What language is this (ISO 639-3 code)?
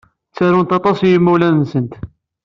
kab